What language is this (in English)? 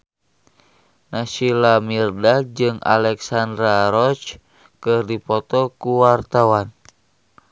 Sundanese